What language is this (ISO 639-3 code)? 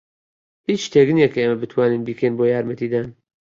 ckb